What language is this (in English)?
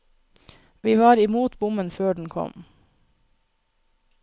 Norwegian